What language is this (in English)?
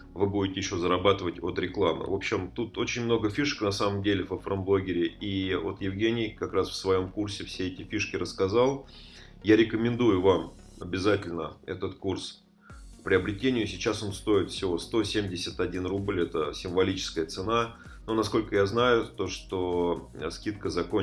Russian